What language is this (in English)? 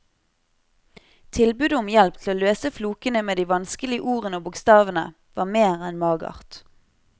Norwegian